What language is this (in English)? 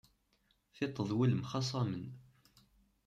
Kabyle